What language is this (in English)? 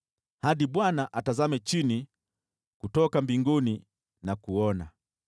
Swahili